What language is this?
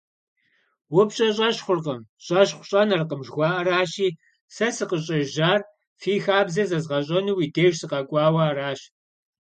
Kabardian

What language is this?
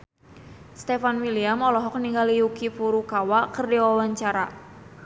Sundanese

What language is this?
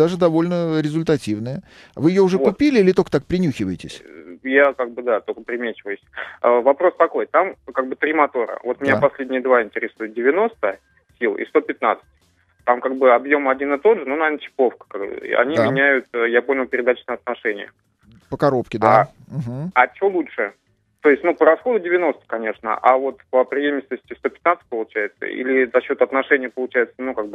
Russian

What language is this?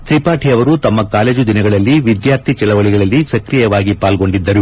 Kannada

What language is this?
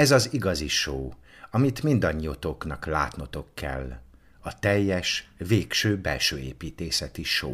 Hungarian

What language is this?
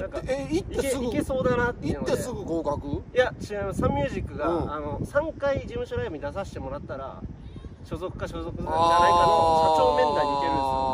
Japanese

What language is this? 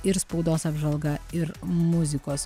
Lithuanian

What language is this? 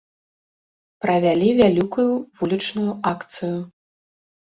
Belarusian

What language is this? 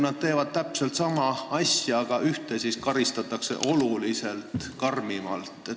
Estonian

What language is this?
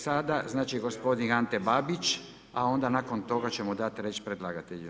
Croatian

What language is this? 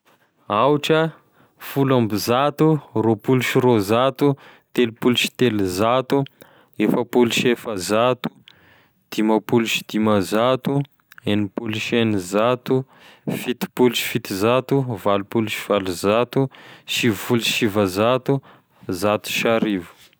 Tesaka Malagasy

